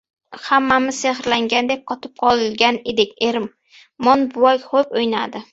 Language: Uzbek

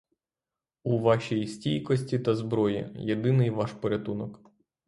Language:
Ukrainian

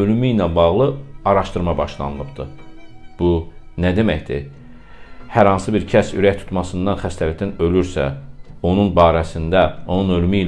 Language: Turkish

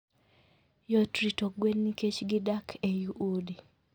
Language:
Luo (Kenya and Tanzania)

